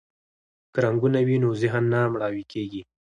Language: Pashto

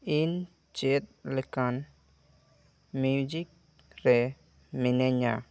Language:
Santali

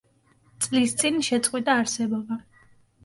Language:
Georgian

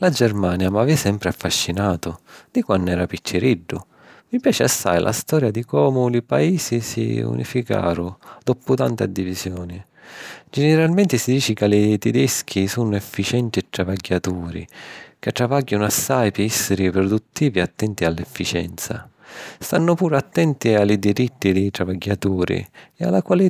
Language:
Sicilian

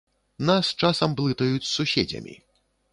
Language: Belarusian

